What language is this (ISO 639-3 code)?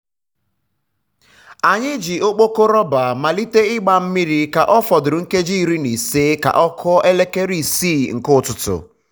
ibo